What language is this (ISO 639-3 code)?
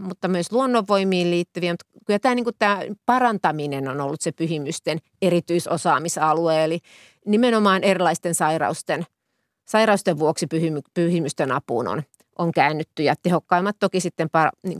fin